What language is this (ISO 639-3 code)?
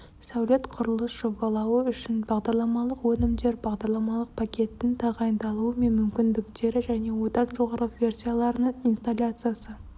kaz